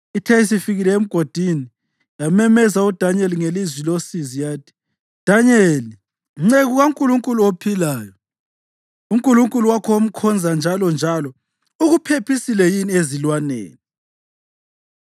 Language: North Ndebele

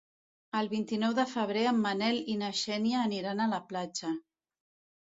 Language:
Catalan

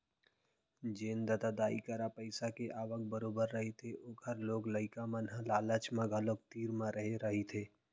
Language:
Chhattisgarhi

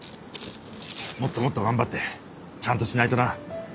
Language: Japanese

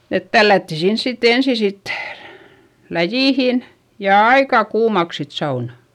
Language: Finnish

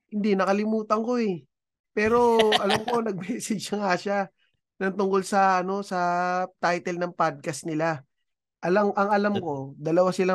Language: Filipino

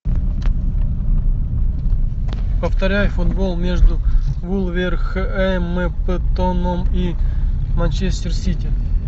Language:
Russian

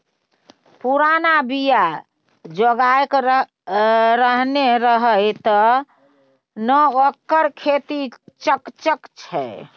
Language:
Maithili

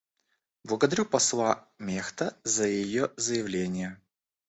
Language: Russian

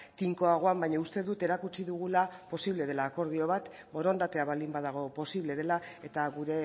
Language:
Basque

